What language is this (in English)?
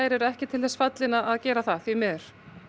Icelandic